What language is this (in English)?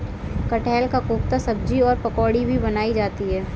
Hindi